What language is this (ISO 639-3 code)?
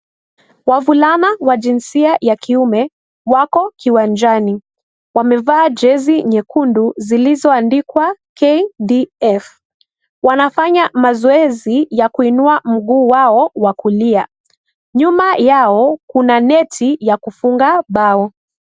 swa